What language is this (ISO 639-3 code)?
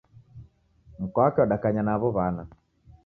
dav